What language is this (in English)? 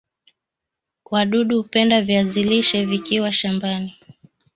Swahili